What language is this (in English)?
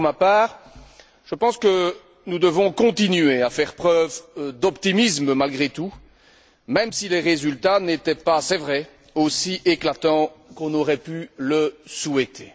French